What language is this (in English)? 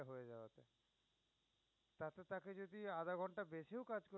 Bangla